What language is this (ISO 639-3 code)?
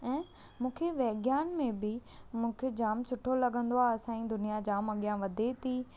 snd